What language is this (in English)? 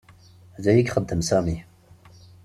Kabyle